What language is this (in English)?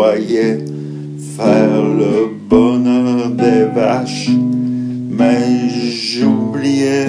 French